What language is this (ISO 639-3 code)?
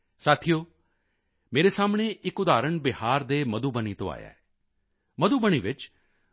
pan